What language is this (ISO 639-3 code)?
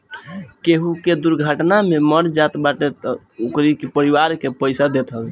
bho